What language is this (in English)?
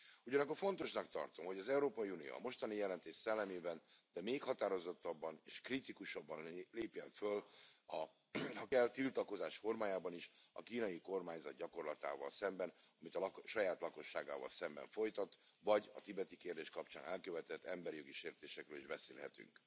Hungarian